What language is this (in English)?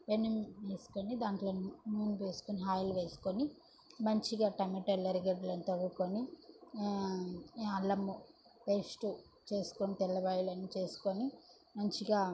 Telugu